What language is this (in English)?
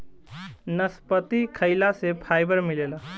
Bhojpuri